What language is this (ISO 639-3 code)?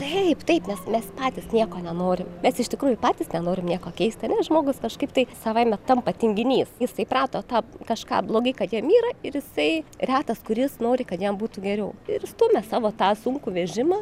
lit